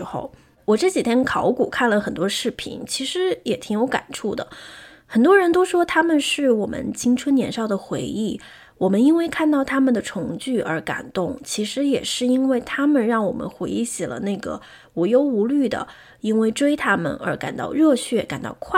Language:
Chinese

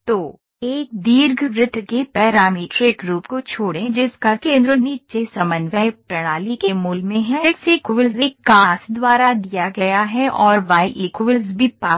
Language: Hindi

